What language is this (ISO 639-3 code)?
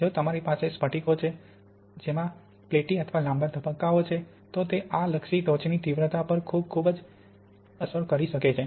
guj